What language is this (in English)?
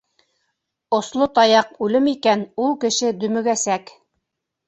Bashkir